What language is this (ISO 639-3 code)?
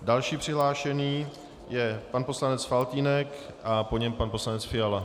ces